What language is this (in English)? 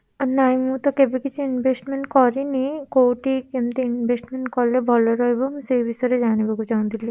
Odia